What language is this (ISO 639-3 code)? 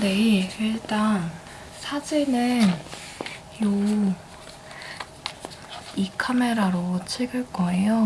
kor